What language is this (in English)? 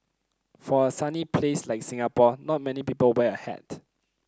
English